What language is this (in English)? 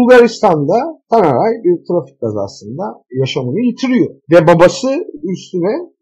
Turkish